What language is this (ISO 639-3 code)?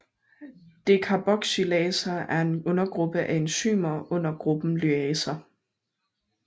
dan